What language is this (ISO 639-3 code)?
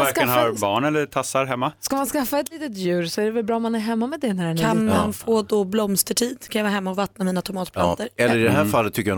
swe